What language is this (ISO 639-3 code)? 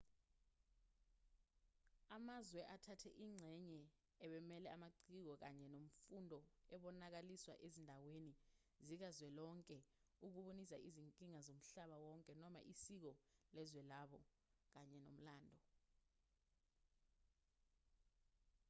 zul